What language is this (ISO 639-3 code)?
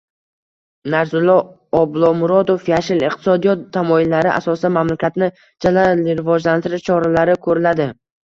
uzb